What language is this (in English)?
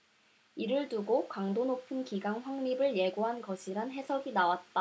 Korean